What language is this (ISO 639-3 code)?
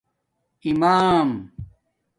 dmk